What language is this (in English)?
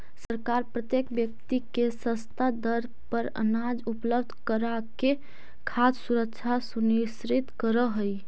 Magahi